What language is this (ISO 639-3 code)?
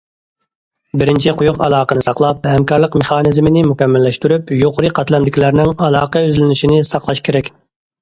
uig